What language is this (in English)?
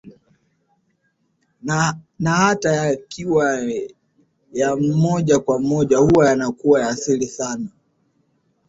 Swahili